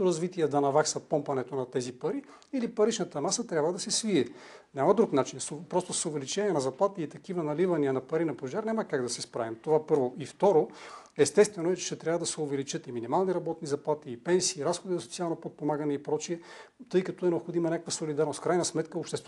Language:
Bulgarian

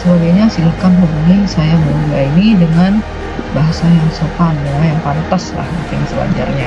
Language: Indonesian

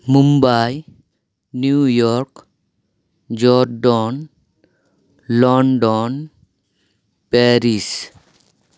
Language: Santali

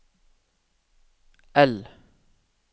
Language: Norwegian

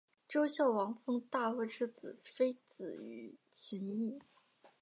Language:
Chinese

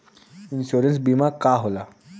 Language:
Bhojpuri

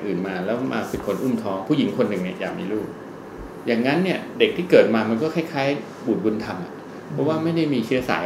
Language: Thai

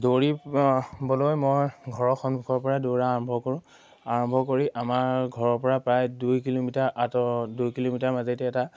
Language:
Assamese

